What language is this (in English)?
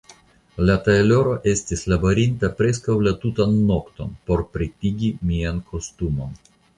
Esperanto